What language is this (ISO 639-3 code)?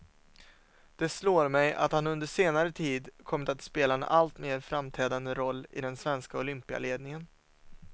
swe